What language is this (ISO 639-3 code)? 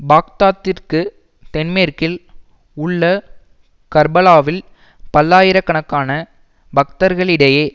tam